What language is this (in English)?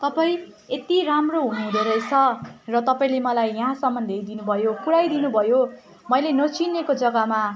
Nepali